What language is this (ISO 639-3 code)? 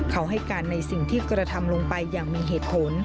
tha